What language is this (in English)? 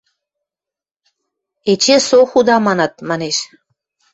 Western Mari